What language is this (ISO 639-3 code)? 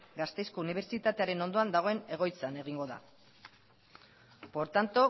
eus